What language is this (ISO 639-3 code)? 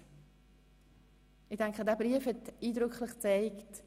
gsw